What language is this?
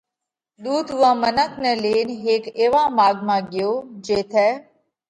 Parkari Koli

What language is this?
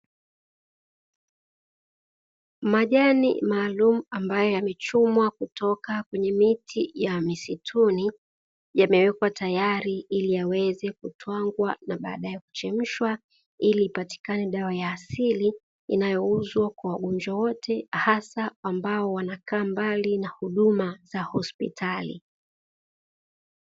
Swahili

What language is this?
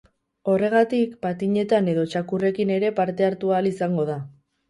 Basque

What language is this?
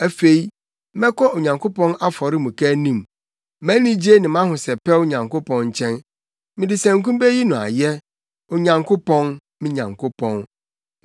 Akan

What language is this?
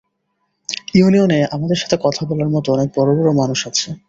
Bangla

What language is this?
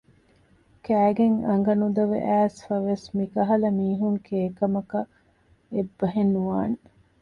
Divehi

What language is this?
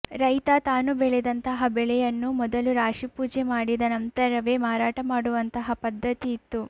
Kannada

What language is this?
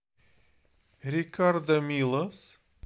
Russian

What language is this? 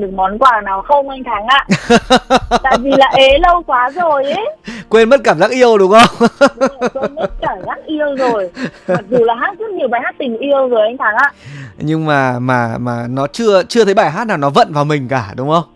Vietnamese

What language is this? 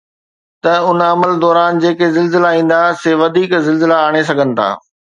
Sindhi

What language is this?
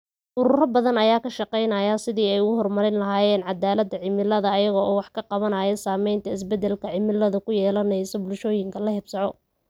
Somali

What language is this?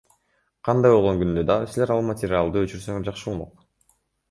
Kyrgyz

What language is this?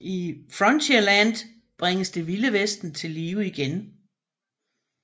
Danish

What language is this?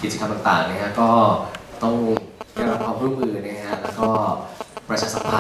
Thai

